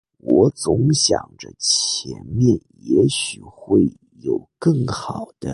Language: Chinese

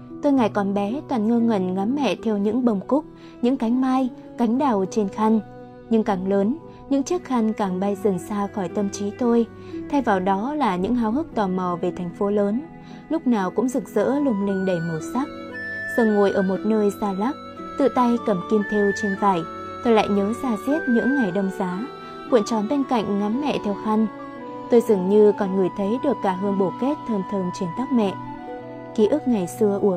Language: Vietnamese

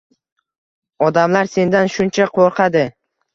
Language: Uzbek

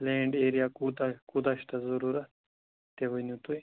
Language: Kashmiri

